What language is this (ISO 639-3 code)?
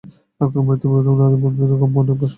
ben